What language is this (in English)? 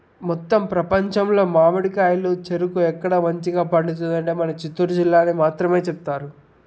Telugu